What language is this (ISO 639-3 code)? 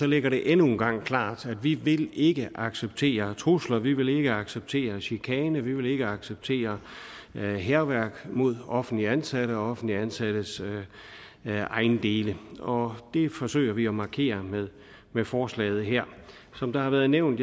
dan